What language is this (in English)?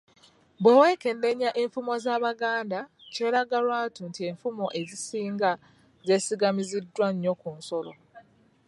Ganda